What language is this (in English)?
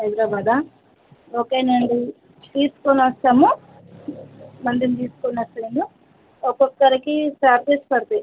Telugu